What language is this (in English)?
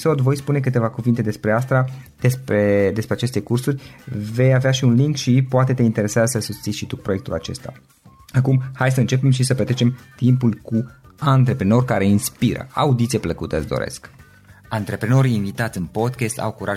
Romanian